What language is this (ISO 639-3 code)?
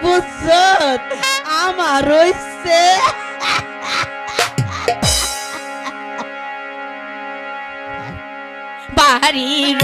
ara